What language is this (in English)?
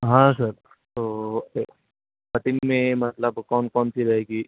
Urdu